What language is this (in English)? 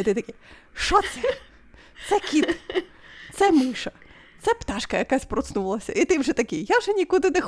Ukrainian